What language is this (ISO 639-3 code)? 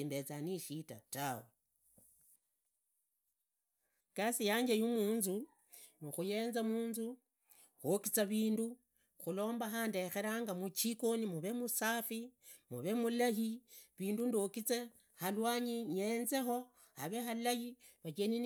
ida